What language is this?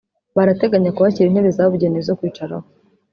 Kinyarwanda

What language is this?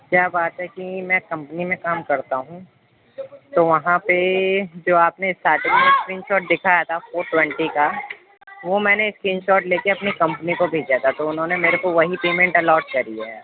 Urdu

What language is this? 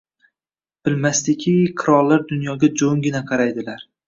Uzbek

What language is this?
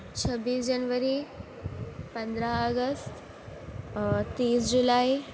Urdu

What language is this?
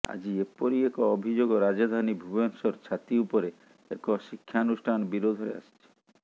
Odia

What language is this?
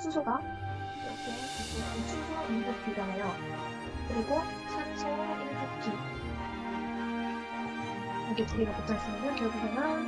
Korean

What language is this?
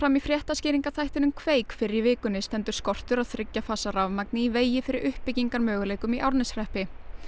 Icelandic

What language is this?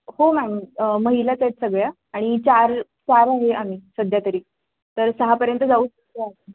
Marathi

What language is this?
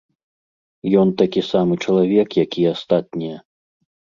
Belarusian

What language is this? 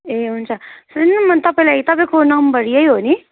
Nepali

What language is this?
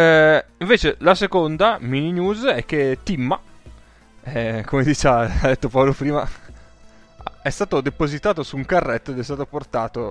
Italian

